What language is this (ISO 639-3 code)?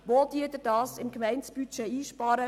gsw